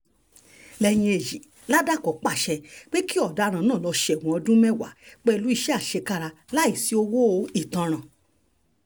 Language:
Yoruba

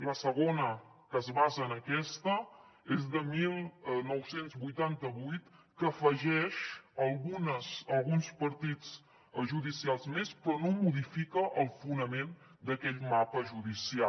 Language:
Catalan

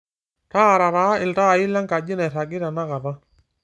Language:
Masai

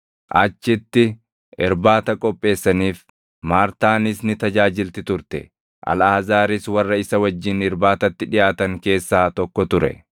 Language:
Oromo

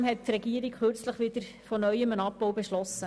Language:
Swiss German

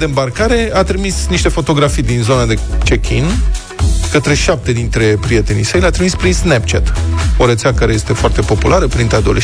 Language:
Romanian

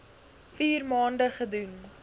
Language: Afrikaans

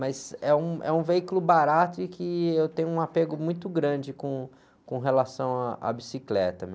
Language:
Portuguese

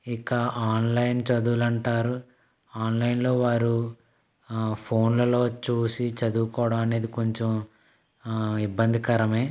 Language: Telugu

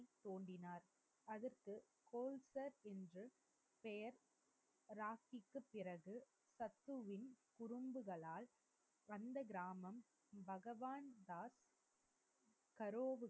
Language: Tamil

